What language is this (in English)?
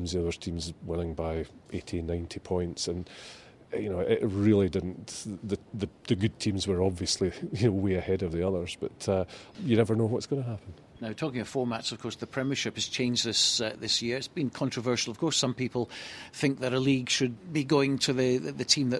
English